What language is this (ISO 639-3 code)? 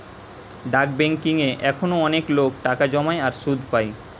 ben